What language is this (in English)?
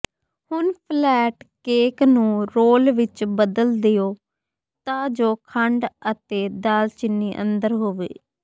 Punjabi